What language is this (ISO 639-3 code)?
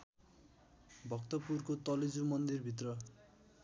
nep